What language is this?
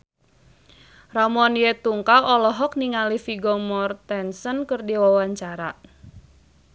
Sundanese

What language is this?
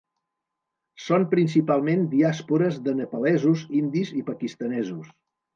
Catalan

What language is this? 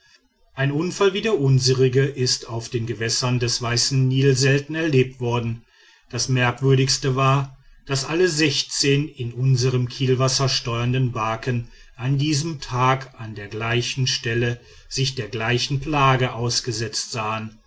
German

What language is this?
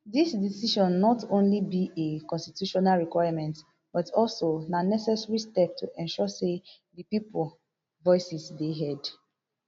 Nigerian Pidgin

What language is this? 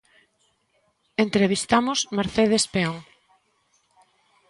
Galician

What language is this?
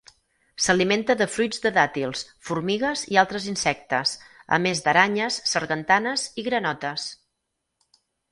Catalan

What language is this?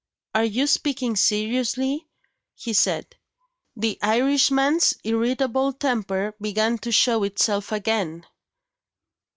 English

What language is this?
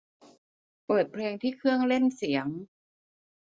Thai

